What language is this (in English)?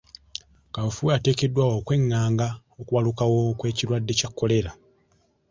Ganda